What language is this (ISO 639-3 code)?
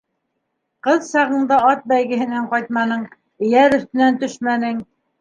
bak